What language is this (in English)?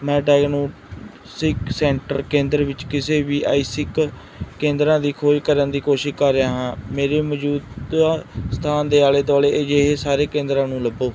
Punjabi